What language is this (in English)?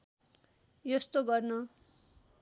Nepali